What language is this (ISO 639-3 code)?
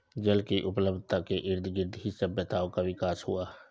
hin